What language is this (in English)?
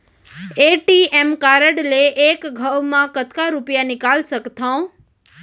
Chhattisgarhi